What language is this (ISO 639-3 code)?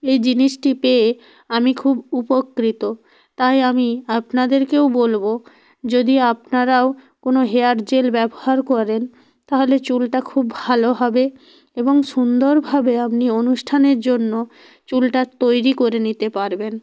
ben